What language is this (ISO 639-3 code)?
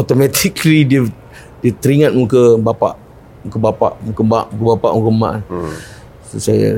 msa